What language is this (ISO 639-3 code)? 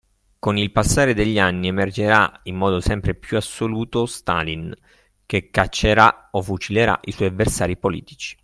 ita